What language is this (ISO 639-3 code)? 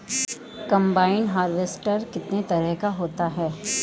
hin